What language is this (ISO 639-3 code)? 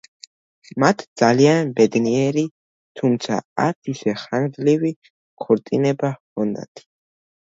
kat